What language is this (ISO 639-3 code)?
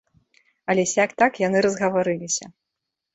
bel